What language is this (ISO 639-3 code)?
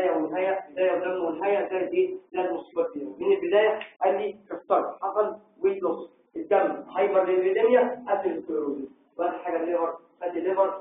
ara